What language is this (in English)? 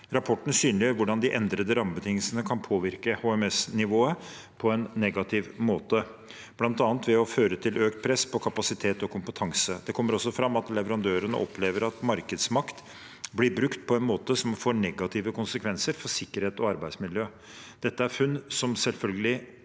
Norwegian